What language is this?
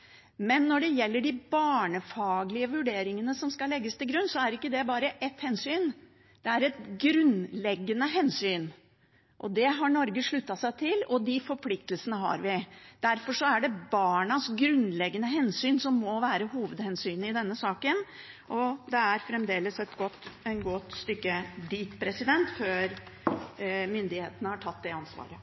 Norwegian Bokmål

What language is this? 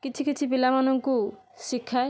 Odia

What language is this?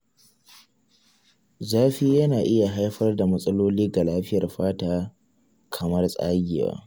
Hausa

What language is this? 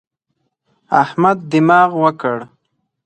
Pashto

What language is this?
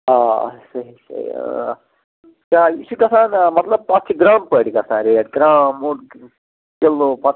Kashmiri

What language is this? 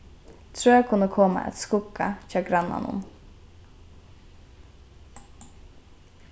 Faroese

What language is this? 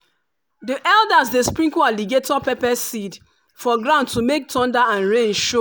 Nigerian Pidgin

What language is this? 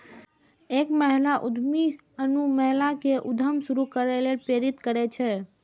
Maithili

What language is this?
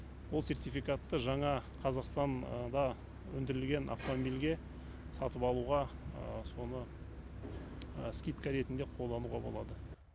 Kazakh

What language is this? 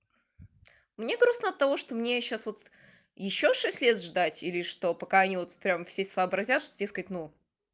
Russian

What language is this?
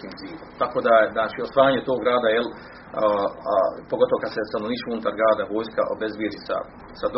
Croatian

